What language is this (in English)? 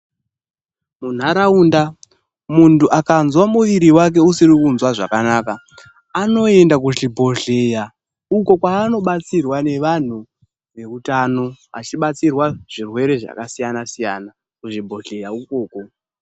Ndau